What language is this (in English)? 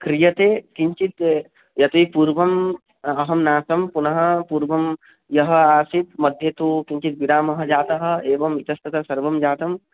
Sanskrit